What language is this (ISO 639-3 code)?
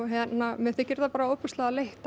isl